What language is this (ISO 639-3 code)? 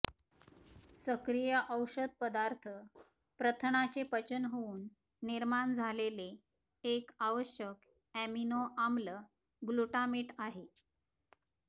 mar